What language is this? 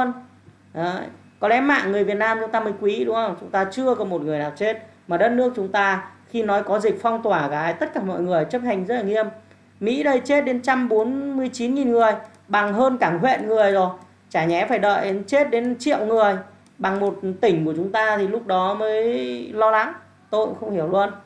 Vietnamese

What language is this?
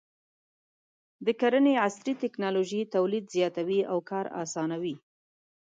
Pashto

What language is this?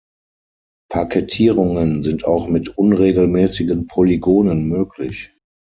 German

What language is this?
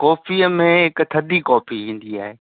Sindhi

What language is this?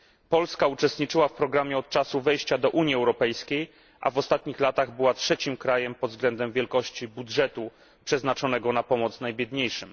Polish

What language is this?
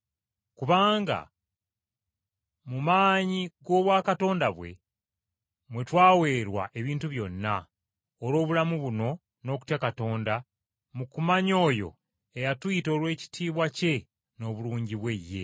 Ganda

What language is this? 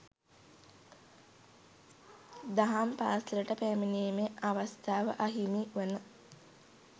Sinhala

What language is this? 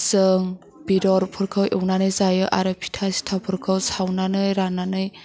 Bodo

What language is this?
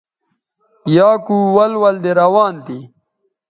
Bateri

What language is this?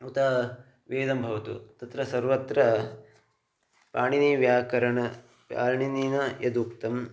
Sanskrit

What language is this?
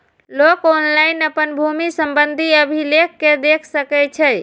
Maithili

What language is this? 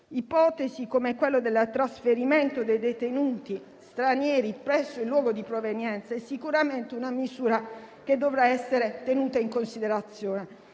Italian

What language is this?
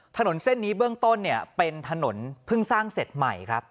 Thai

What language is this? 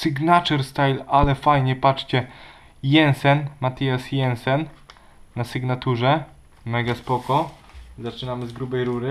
Polish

